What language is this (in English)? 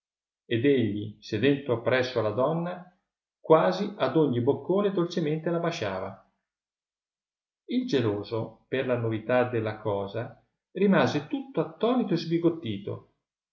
Italian